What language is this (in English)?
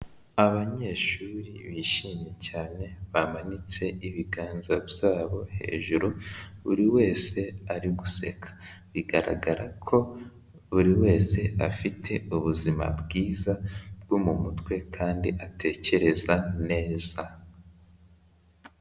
Kinyarwanda